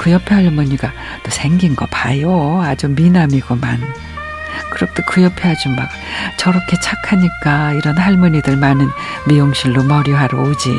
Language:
Korean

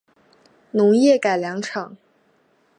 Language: Chinese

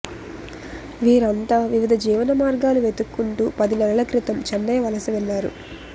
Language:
Telugu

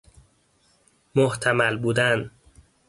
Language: Persian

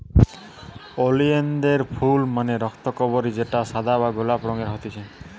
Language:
Bangla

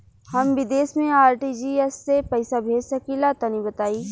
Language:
Bhojpuri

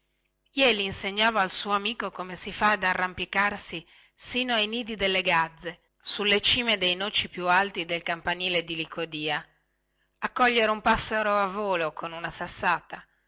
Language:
Italian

